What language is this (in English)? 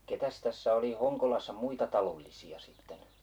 Finnish